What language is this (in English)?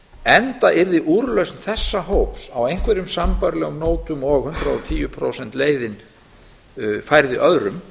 Icelandic